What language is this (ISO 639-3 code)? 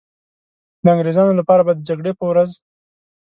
pus